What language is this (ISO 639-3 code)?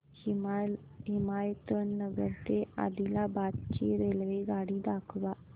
mar